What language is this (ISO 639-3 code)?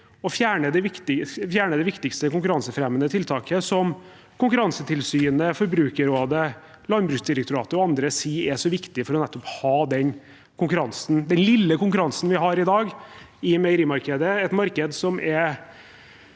nor